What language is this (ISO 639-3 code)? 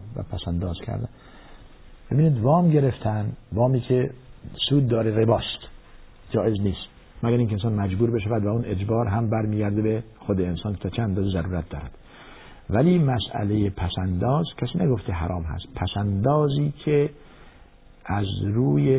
fas